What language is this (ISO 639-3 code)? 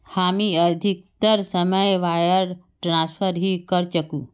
mag